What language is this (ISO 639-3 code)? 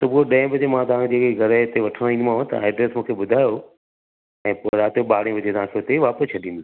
snd